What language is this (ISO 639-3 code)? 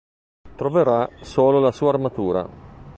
ita